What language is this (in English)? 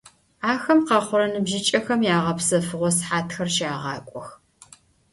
Adyghe